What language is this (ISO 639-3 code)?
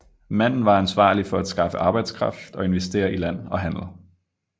dan